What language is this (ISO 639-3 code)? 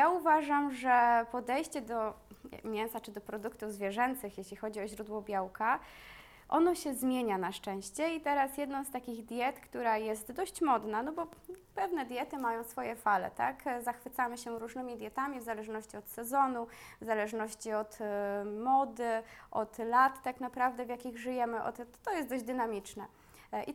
pol